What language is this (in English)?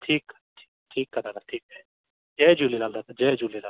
Sindhi